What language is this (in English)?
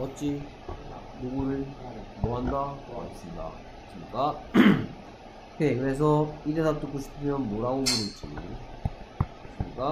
Korean